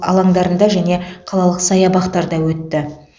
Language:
Kazakh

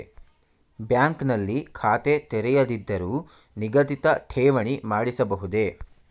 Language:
Kannada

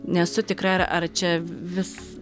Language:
Lithuanian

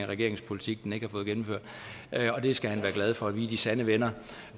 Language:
Danish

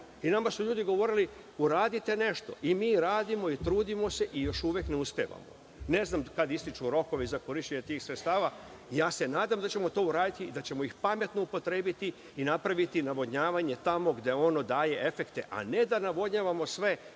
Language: Serbian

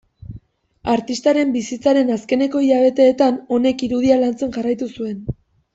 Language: Basque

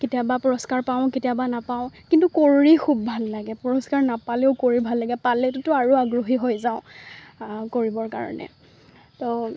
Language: Assamese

